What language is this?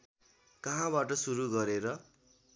Nepali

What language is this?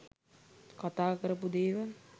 Sinhala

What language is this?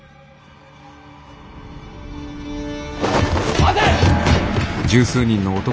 Japanese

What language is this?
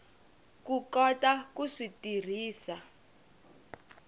Tsonga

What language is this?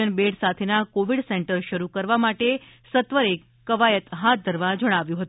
Gujarati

